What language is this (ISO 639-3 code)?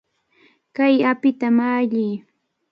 qvl